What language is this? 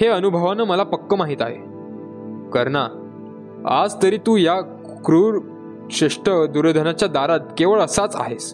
Marathi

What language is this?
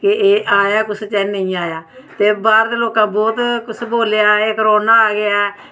Dogri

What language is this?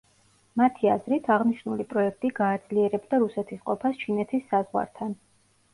Georgian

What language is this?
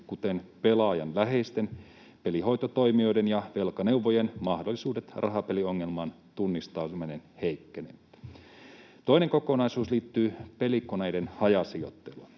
Finnish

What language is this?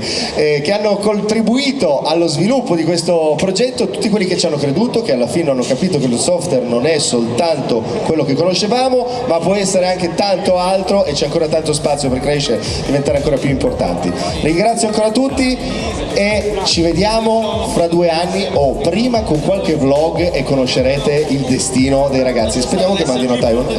Italian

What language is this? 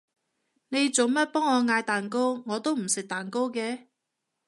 Cantonese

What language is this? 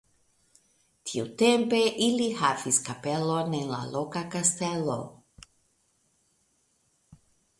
Esperanto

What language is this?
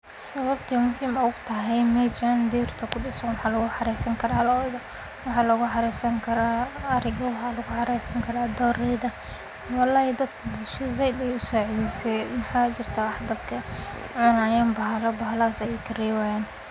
Somali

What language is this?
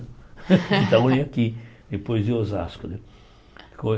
Portuguese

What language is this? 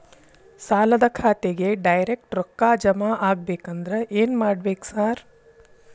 Kannada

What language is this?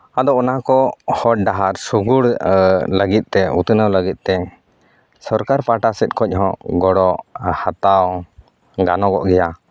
Santali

